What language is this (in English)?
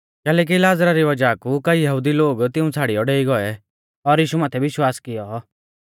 Mahasu Pahari